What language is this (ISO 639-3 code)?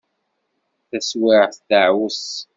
kab